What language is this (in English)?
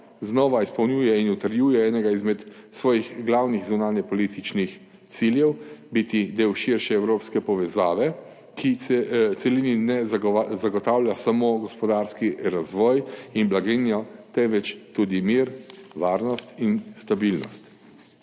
Slovenian